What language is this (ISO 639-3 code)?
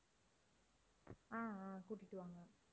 tam